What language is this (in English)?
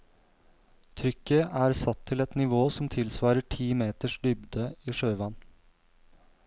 Norwegian